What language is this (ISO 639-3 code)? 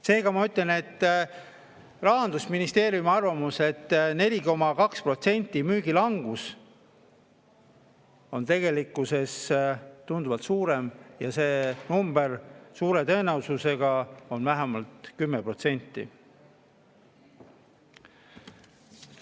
est